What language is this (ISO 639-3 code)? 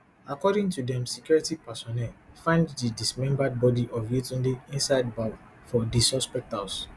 pcm